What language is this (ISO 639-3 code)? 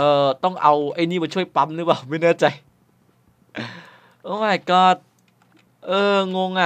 tha